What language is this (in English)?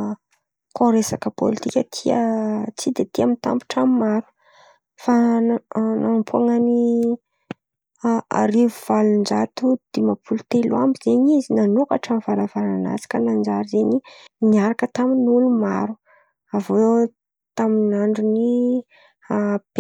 Antankarana Malagasy